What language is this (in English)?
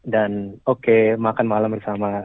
Indonesian